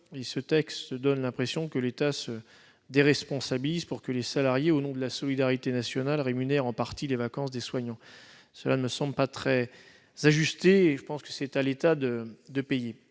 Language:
French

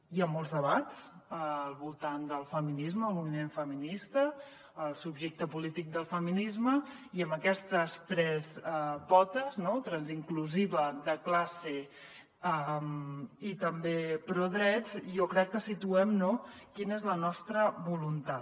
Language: Catalan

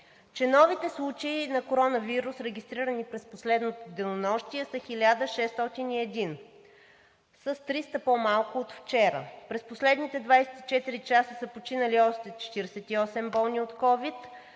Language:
Bulgarian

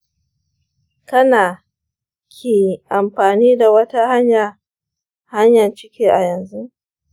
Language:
Hausa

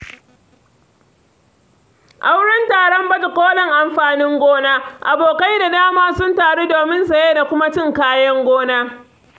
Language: Hausa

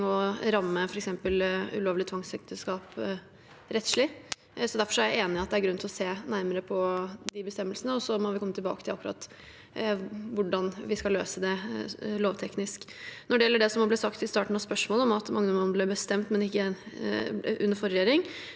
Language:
Norwegian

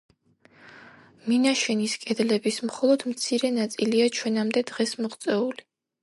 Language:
Georgian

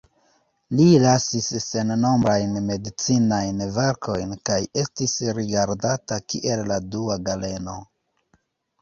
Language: Esperanto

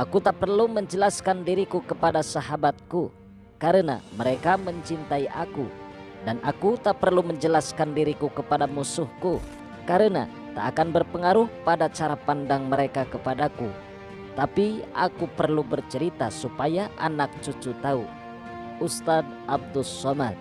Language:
Indonesian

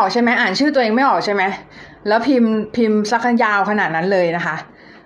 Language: Thai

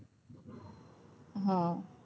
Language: Gujarati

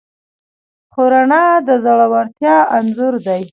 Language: Pashto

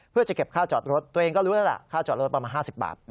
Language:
Thai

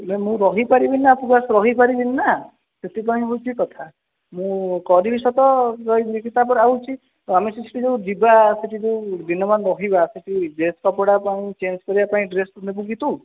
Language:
Odia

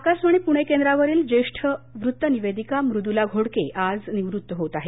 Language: Marathi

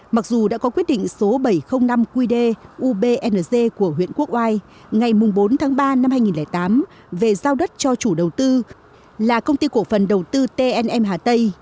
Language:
Vietnamese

